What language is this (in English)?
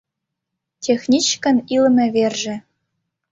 Mari